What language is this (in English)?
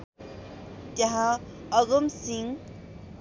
Nepali